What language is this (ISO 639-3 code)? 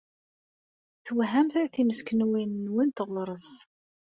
kab